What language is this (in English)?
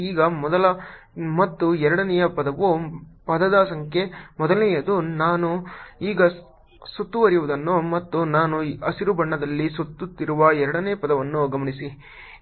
Kannada